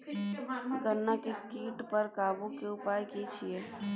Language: Maithili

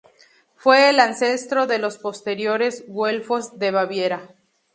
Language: Spanish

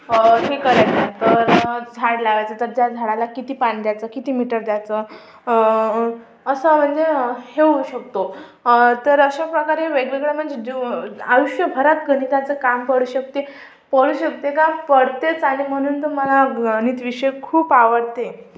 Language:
Marathi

